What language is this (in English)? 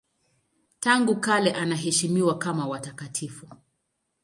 Swahili